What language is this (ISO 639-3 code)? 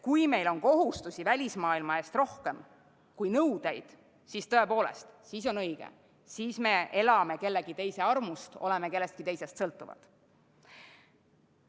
est